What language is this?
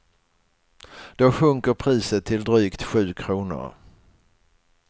Swedish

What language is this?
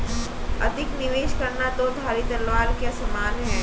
Hindi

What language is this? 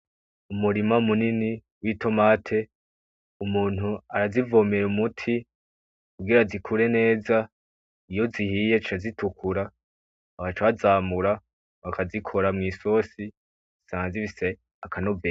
Rundi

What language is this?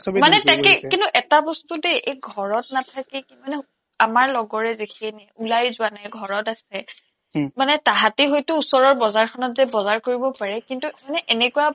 Assamese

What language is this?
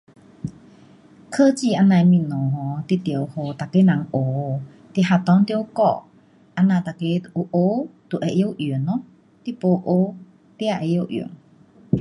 Pu-Xian Chinese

